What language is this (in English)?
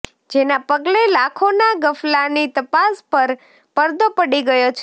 Gujarati